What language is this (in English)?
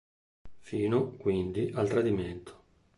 Italian